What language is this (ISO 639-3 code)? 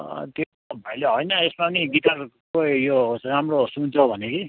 nep